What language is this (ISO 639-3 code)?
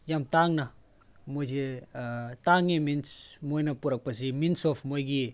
mni